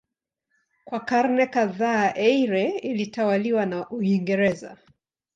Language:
Swahili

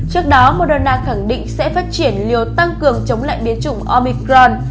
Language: Vietnamese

